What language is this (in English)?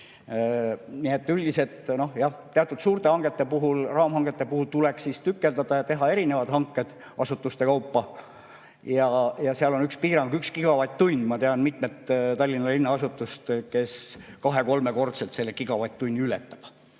Estonian